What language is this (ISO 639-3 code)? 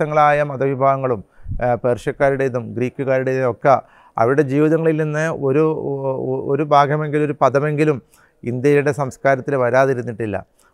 mal